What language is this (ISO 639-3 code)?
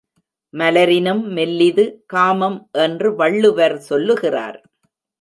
tam